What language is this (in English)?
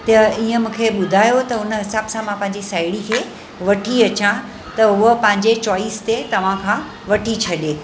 Sindhi